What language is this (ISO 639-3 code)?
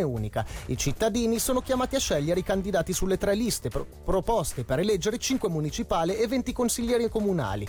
ita